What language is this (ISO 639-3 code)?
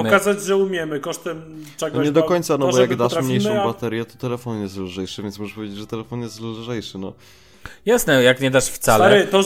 pol